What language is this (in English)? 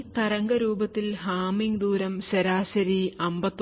Malayalam